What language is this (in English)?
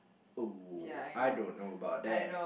English